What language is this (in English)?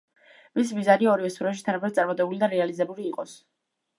Georgian